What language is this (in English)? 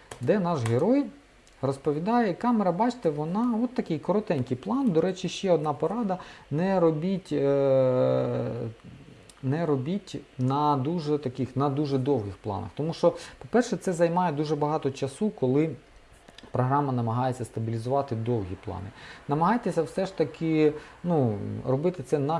Ukrainian